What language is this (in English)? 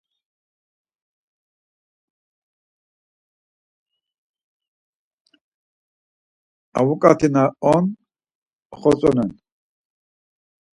Laz